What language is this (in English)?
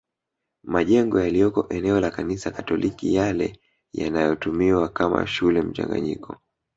Swahili